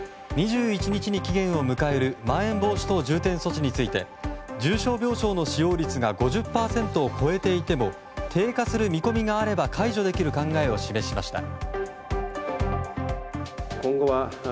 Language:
Japanese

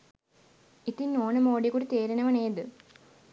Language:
Sinhala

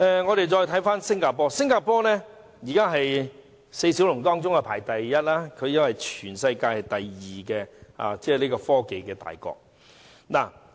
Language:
Cantonese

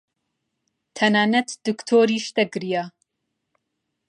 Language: Central Kurdish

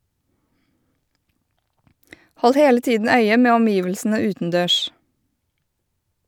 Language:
Norwegian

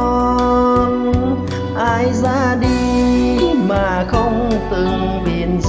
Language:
Vietnamese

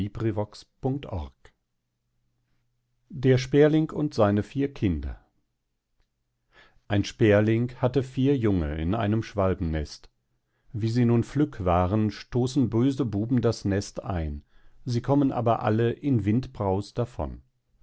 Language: German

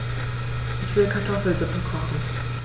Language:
German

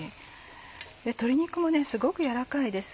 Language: Japanese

